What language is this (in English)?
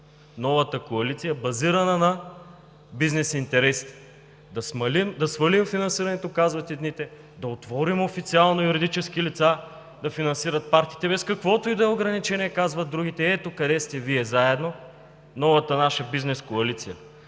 Bulgarian